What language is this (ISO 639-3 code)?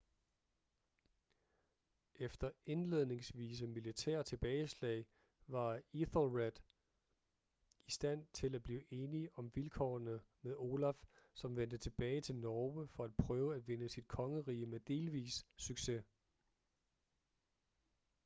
dan